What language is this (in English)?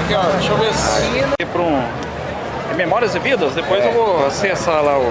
Portuguese